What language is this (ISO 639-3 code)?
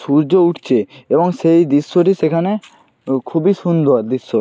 ben